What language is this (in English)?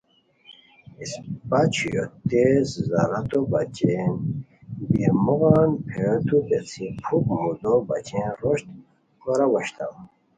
Khowar